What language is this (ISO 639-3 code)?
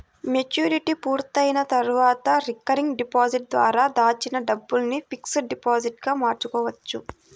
tel